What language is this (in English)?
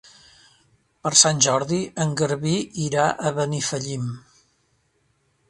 Catalan